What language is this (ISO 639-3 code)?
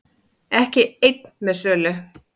isl